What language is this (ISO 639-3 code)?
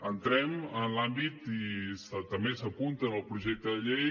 cat